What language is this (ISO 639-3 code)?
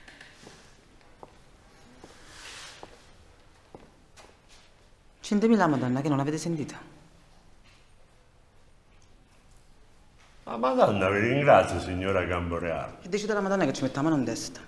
ita